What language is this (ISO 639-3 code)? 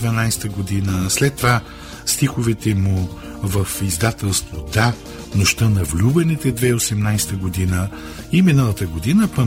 bul